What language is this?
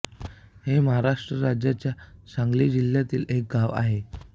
Marathi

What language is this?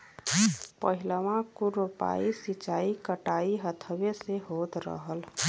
Bhojpuri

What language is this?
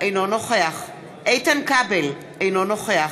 Hebrew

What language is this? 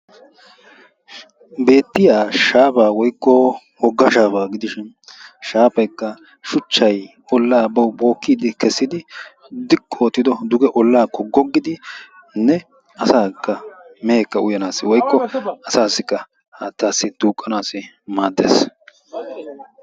Wolaytta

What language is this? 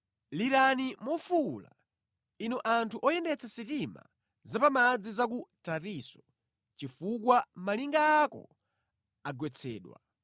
Nyanja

